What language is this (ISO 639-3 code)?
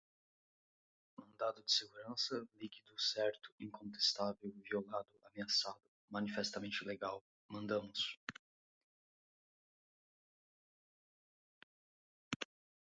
por